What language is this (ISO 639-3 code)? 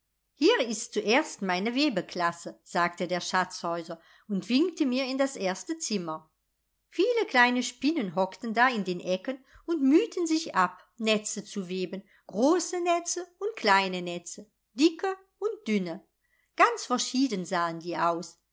deu